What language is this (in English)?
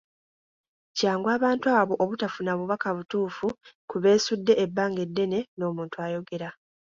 Ganda